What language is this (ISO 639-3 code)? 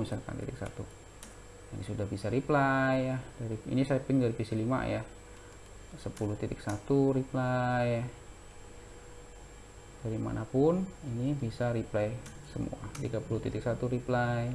ind